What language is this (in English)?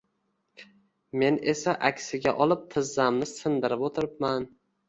Uzbek